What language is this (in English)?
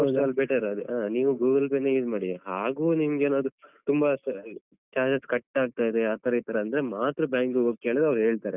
Kannada